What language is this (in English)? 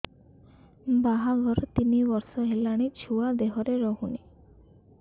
Odia